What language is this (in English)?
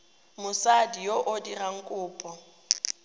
Tswana